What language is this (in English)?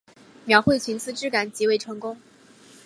Chinese